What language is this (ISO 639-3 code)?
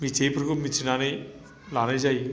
brx